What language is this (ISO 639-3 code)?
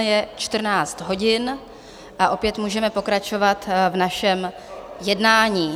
ces